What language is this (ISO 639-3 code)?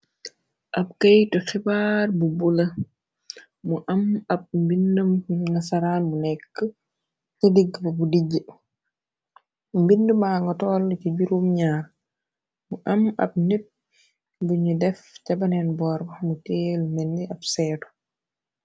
wol